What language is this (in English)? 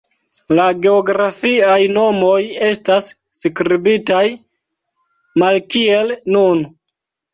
Esperanto